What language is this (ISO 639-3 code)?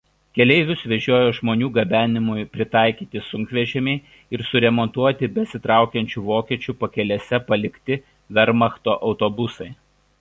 lit